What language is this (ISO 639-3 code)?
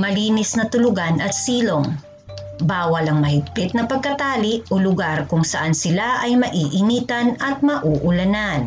fil